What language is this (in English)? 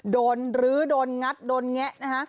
Thai